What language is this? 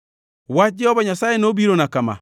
Luo (Kenya and Tanzania)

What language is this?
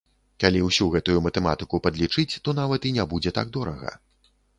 Belarusian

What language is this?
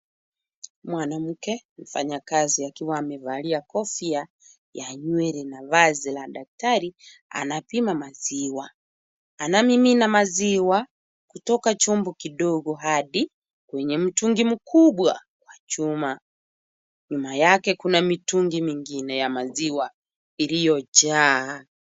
Swahili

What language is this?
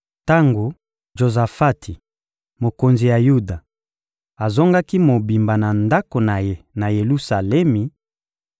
Lingala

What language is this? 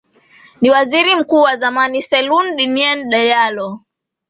Swahili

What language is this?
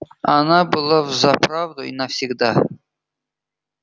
Russian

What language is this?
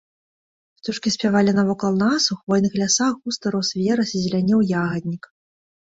Belarusian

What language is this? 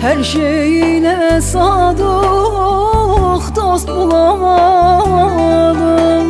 Turkish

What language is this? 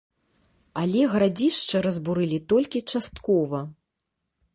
Belarusian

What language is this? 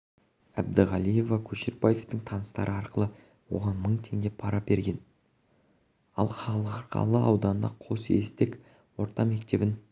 Kazakh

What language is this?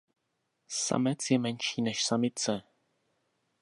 Czech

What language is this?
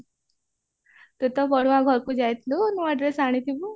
Odia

